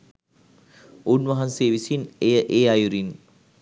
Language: Sinhala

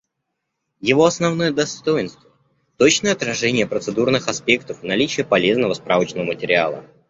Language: Russian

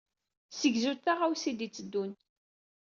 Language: Kabyle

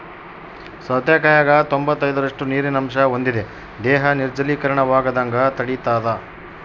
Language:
Kannada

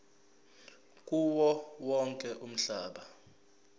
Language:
Zulu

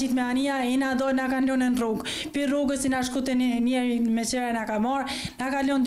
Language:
Romanian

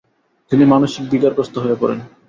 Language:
Bangla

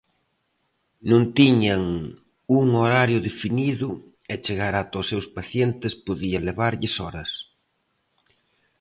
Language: Galician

